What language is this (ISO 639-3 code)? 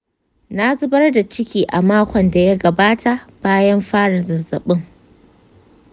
hau